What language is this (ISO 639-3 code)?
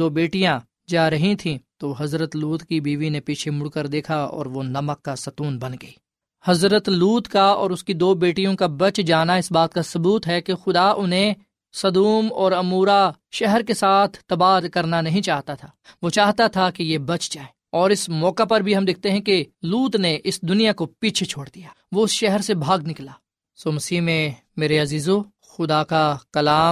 urd